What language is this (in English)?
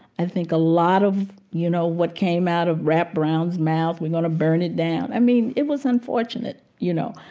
English